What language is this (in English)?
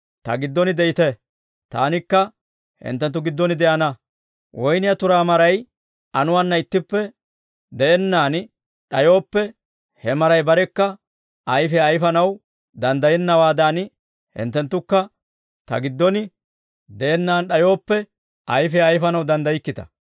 Dawro